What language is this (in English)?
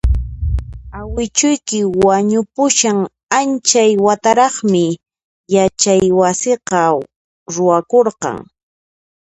Puno Quechua